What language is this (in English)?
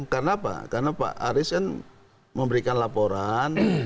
Indonesian